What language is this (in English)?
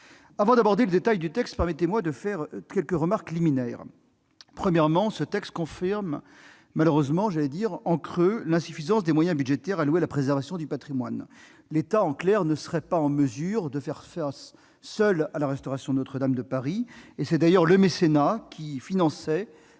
French